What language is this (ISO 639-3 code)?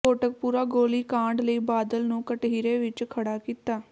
pan